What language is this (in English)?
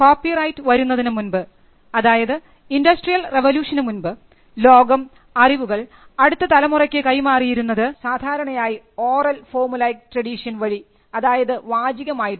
Malayalam